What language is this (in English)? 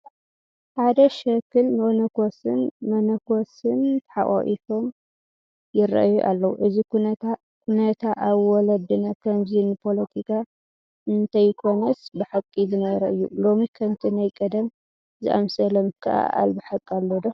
Tigrinya